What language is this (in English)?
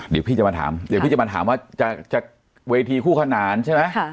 Thai